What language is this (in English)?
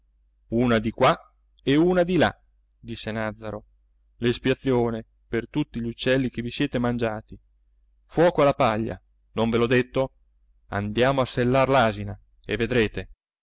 Italian